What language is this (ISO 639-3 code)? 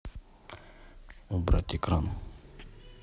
rus